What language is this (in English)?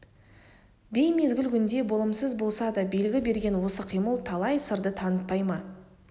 Kazakh